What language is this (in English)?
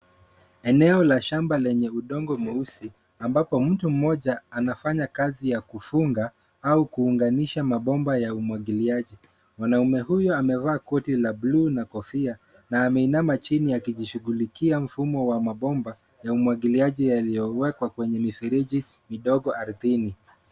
Swahili